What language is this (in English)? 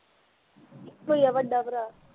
Punjabi